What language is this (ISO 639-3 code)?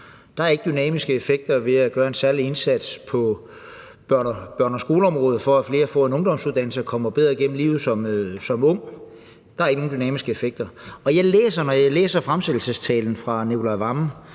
dan